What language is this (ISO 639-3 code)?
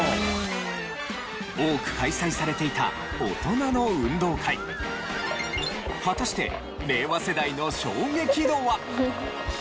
jpn